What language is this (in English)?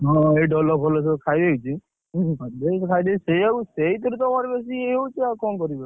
Odia